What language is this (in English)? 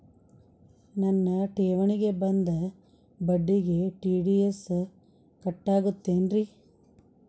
Kannada